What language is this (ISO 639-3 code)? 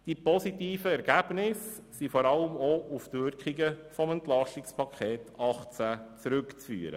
gsw